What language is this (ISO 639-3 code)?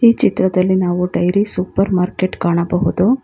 kan